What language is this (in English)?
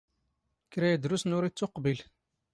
Standard Moroccan Tamazight